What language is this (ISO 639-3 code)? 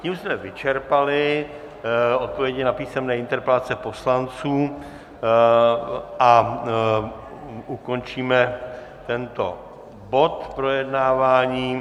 ces